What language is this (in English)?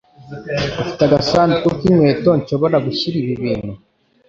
Kinyarwanda